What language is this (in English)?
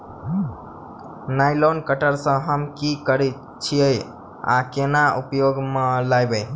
Maithili